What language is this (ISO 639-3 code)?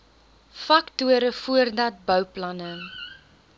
afr